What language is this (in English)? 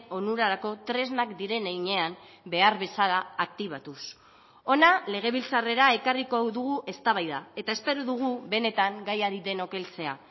Basque